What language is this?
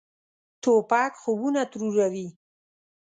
Pashto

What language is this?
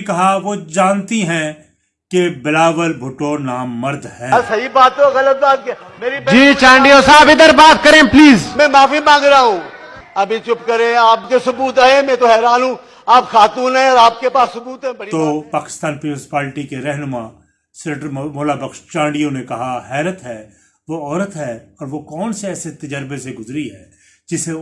Urdu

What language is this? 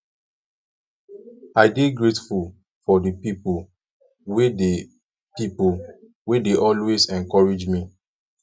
Nigerian Pidgin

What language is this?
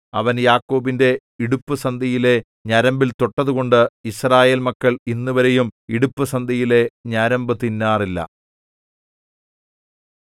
Malayalam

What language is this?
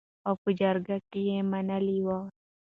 Pashto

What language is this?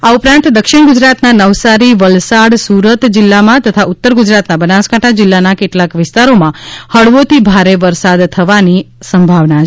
Gujarati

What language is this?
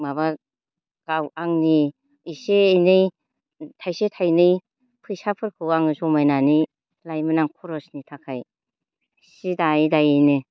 Bodo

